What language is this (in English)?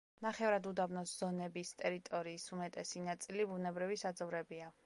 Georgian